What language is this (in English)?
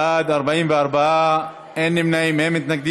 Hebrew